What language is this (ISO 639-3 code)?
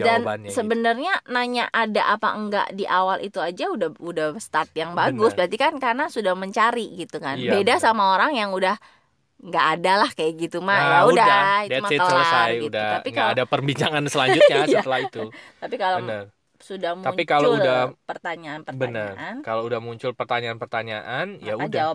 ind